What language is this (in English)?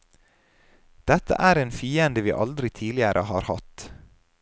Norwegian